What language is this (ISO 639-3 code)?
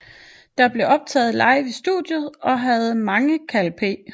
dan